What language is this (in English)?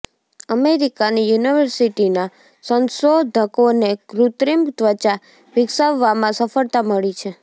Gujarati